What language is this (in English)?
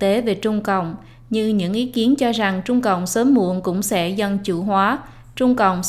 Vietnamese